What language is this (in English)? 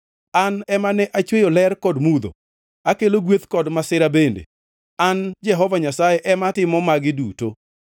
Luo (Kenya and Tanzania)